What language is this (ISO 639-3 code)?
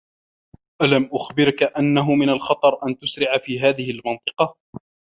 ara